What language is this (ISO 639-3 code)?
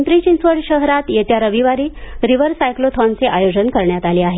mar